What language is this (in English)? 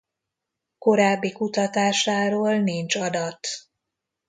Hungarian